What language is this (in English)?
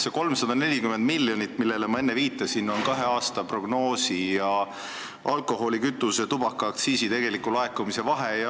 Estonian